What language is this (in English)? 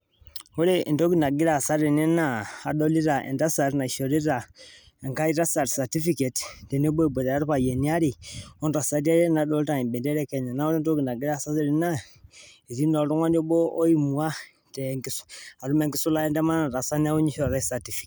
Masai